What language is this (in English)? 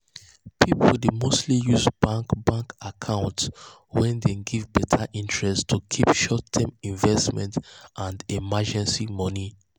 Nigerian Pidgin